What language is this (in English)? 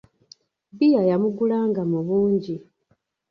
Ganda